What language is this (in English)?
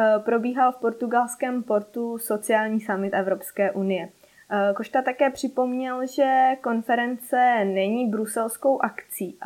Czech